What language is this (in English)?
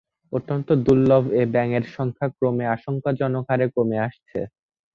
Bangla